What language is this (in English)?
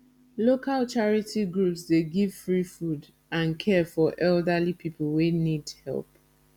Nigerian Pidgin